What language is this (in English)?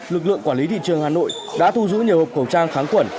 Vietnamese